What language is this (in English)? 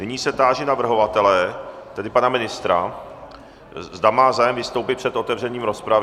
Czech